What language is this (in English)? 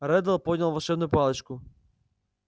Russian